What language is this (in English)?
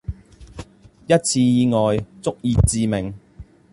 Cantonese